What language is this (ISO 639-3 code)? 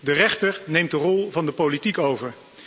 nld